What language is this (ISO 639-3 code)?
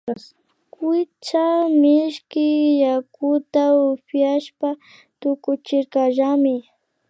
qvi